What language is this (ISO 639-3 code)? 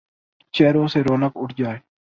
urd